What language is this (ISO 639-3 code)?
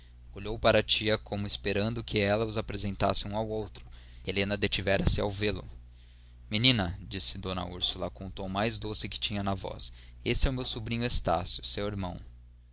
por